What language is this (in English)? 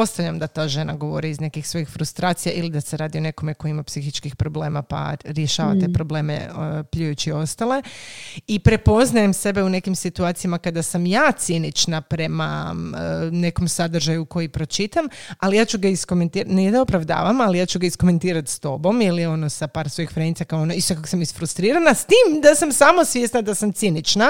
Croatian